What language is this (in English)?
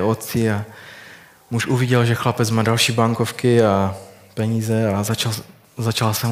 Czech